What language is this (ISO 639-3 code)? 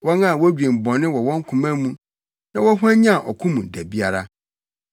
aka